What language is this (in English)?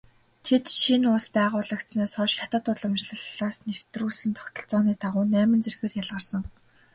Mongolian